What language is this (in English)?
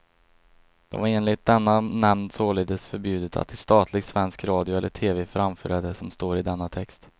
Swedish